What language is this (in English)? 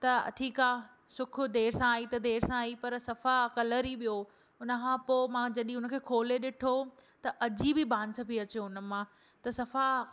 Sindhi